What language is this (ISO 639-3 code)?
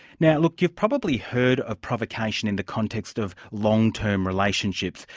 eng